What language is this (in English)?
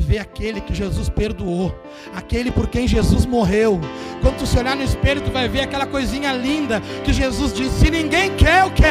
Portuguese